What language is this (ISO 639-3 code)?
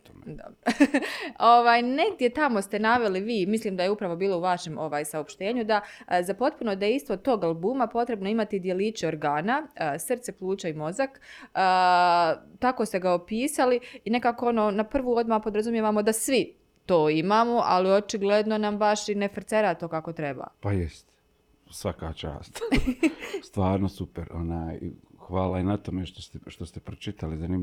hrv